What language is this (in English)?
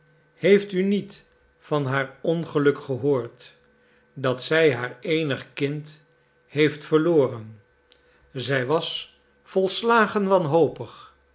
Dutch